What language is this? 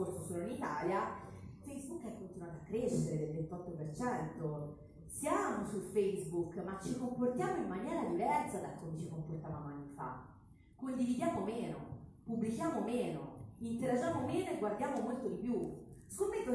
Italian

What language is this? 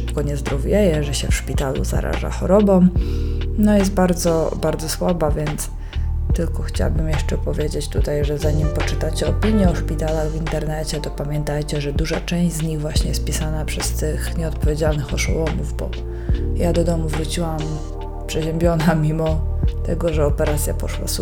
Polish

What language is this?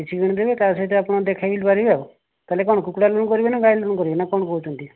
Odia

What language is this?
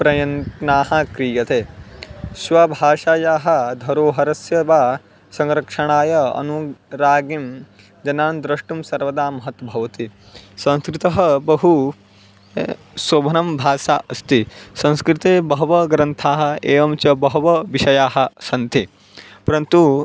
Sanskrit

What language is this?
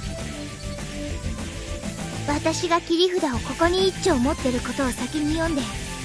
Japanese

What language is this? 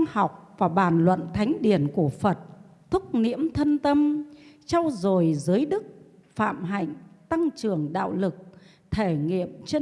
Vietnamese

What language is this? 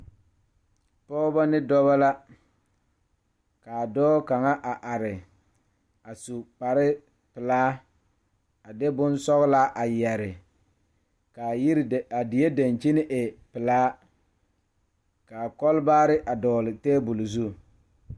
Southern Dagaare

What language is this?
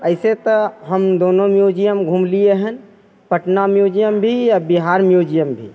Maithili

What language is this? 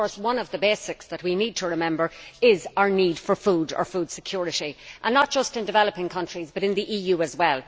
English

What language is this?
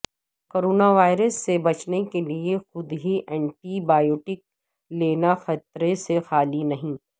Urdu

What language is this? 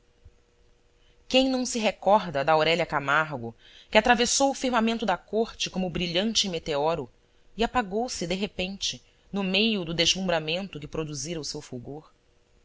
Portuguese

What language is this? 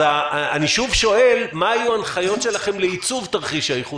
Hebrew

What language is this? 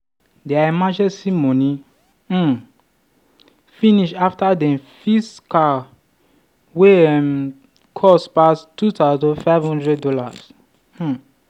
Nigerian Pidgin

